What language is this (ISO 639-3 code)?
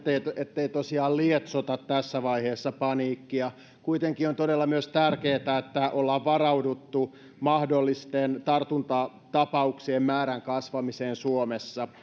fin